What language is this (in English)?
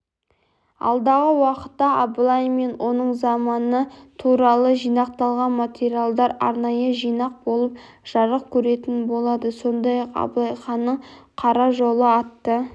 Kazakh